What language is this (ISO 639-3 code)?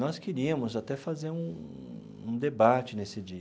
por